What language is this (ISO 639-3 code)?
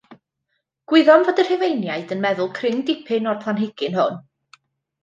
cym